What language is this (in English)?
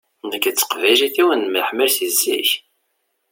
Kabyle